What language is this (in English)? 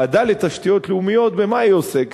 Hebrew